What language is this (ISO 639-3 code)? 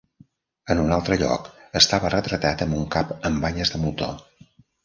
cat